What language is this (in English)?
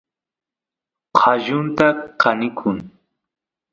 Santiago del Estero Quichua